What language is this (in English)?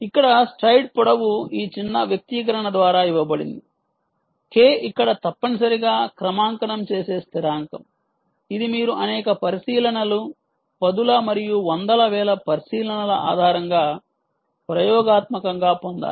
Telugu